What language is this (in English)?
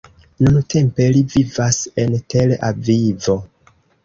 Esperanto